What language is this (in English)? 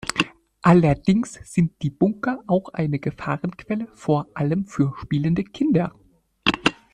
German